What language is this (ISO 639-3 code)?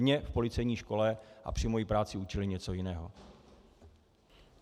ces